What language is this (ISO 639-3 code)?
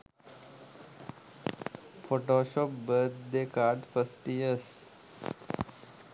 sin